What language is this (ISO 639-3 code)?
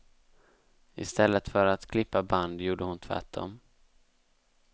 swe